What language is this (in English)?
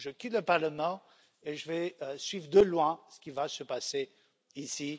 French